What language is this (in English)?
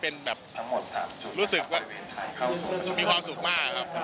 Thai